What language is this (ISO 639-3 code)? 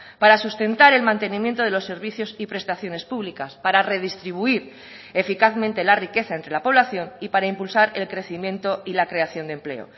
spa